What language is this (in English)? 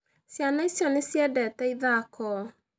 Kikuyu